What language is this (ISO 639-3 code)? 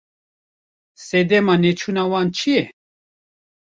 kur